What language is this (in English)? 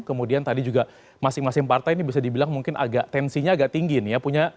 Indonesian